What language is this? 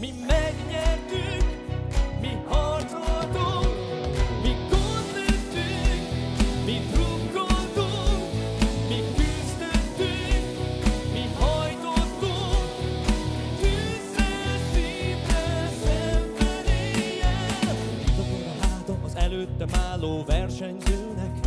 Hungarian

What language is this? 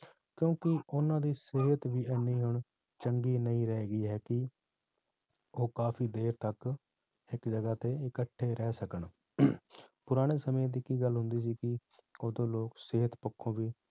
Punjabi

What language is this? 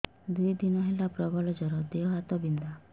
Odia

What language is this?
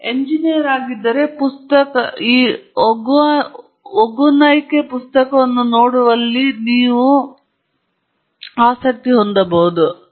Kannada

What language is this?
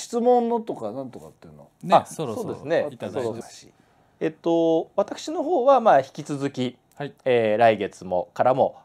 Japanese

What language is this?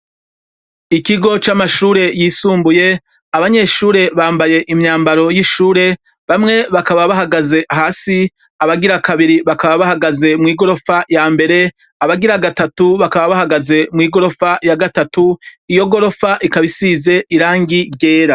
Rundi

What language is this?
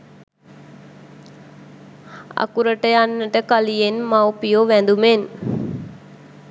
Sinhala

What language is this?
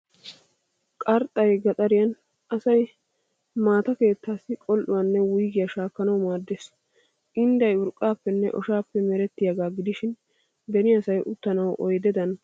Wolaytta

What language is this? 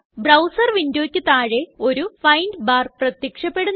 Malayalam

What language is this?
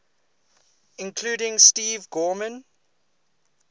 English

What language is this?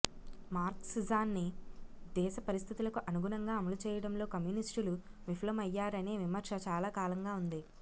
Telugu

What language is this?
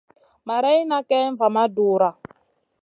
Masana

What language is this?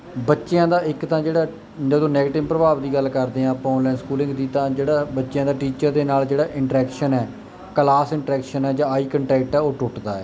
Punjabi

